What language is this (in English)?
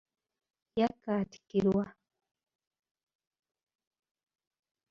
Ganda